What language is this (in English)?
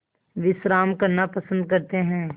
Hindi